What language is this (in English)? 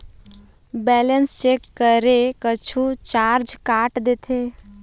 Chhattisgarhi